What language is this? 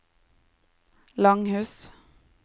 Norwegian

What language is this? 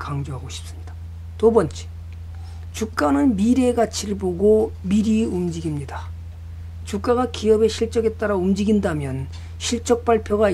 Korean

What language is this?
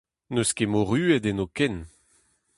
Breton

